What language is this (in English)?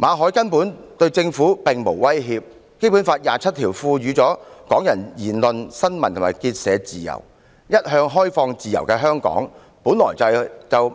Cantonese